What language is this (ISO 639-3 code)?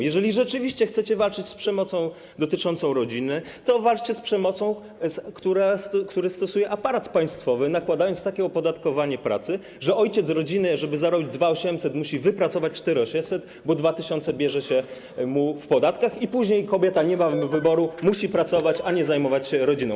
pol